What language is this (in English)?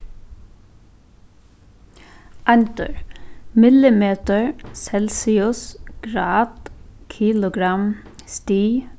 Faroese